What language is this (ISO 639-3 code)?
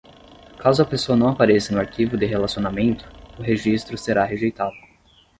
por